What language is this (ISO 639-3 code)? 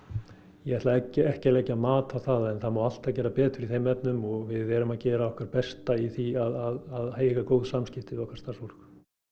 isl